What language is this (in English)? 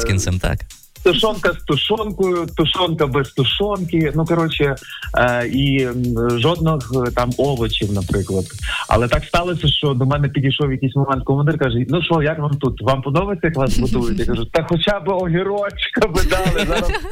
Ukrainian